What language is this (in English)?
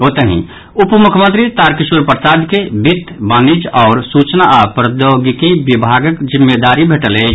Maithili